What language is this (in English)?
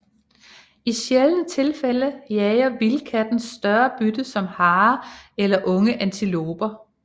Danish